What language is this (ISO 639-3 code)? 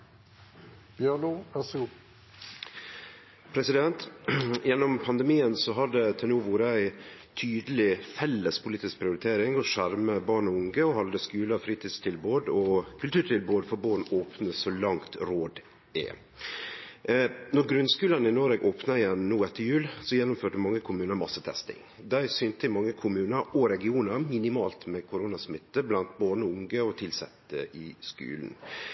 nno